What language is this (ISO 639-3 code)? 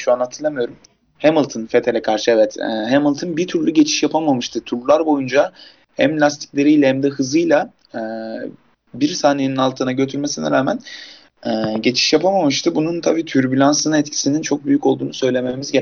tur